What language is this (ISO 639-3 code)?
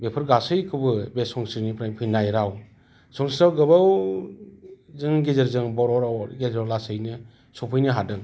brx